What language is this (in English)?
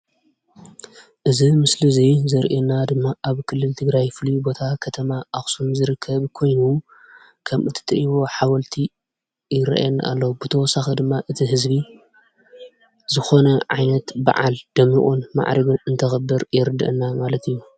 Tigrinya